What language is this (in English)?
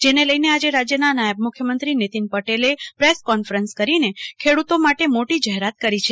Gujarati